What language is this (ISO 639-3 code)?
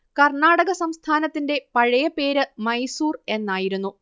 mal